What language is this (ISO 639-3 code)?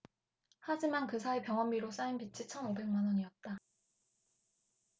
kor